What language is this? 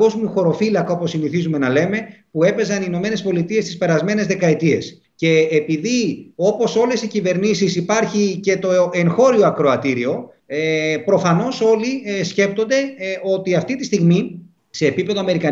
Greek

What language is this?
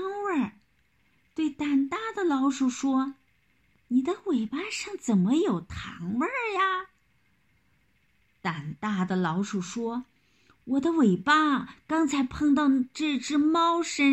Chinese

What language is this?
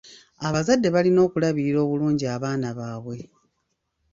Ganda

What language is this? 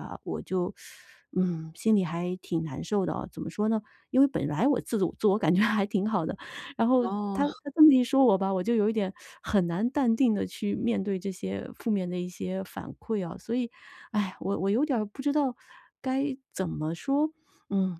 Chinese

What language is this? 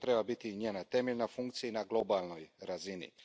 Croatian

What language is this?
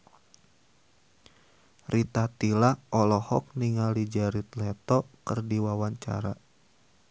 Sundanese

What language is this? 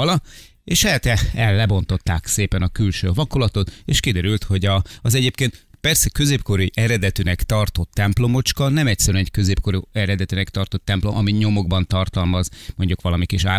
Hungarian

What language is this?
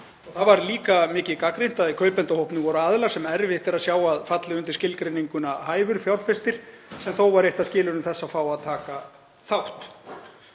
Icelandic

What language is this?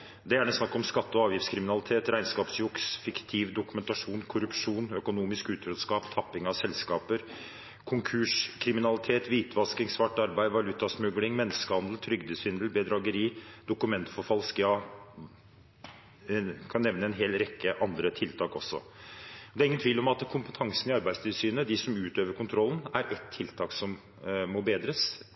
Norwegian Bokmål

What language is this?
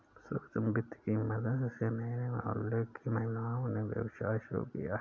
Hindi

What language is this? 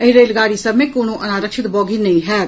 Maithili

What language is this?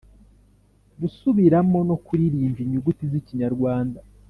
Kinyarwanda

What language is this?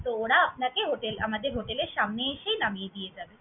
Bangla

